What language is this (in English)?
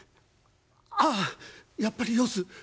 Japanese